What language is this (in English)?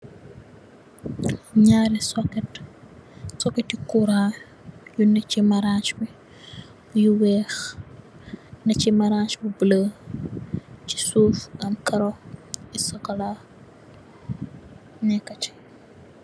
Wolof